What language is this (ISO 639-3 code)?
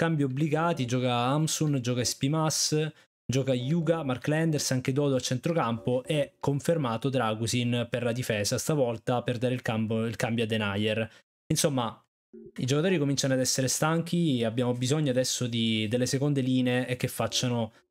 ita